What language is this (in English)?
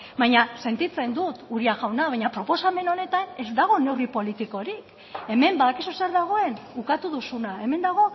Basque